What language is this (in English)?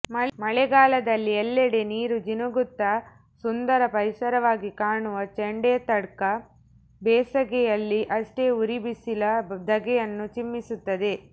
Kannada